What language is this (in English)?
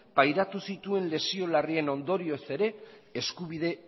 Basque